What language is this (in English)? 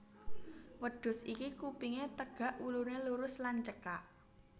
Javanese